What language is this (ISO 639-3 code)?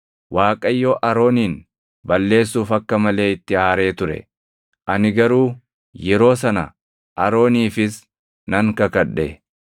orm